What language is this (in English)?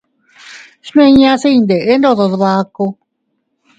Teutila Cuicatec